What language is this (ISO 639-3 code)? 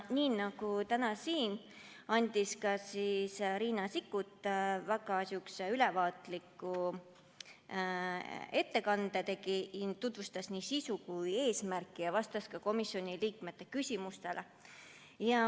est